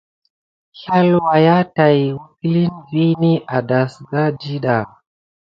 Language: Gidar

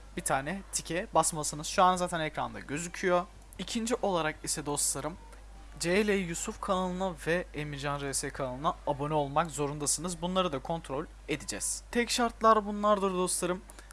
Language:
Turkish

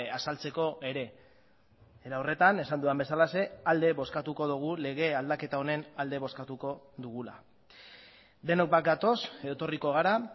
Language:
Basque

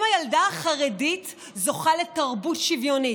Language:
Hebrew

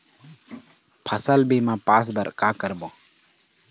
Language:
Chhattisgarhi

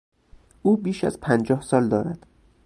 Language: Persian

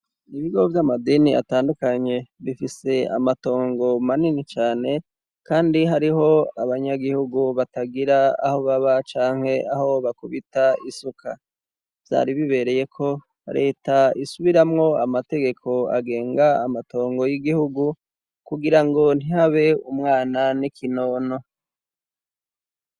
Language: Rundi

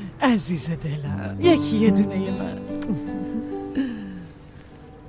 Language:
Persian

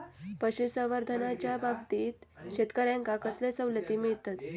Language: Marathi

